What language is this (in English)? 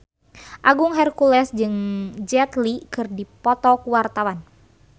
Sundanese